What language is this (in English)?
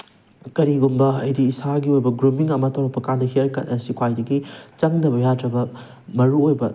Manipuri